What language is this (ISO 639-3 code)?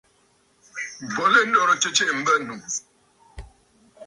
bfd